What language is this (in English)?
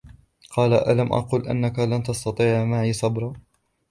Arabic